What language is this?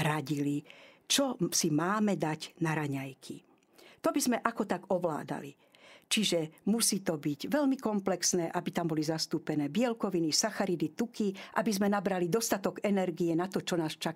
Slovak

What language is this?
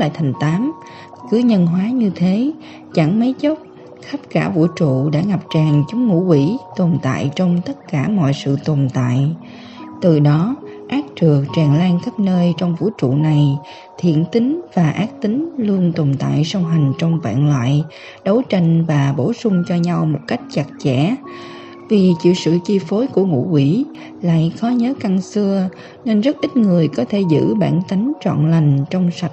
Vietnamese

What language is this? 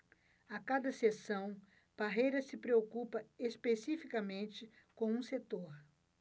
Portuguese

